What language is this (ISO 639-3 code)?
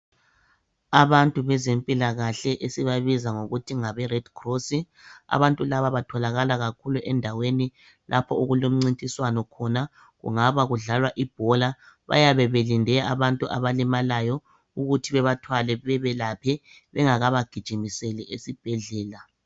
nde